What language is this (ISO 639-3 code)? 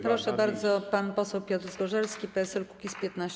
pol